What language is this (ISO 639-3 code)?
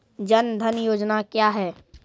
mai